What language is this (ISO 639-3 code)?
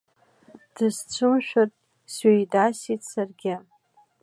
abk